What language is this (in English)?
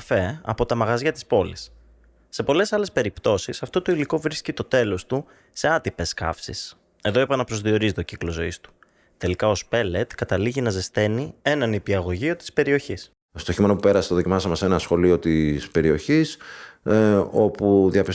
Greek